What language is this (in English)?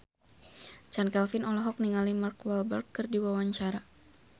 Sundanese